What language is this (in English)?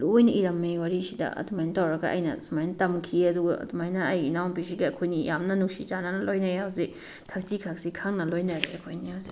Manipuri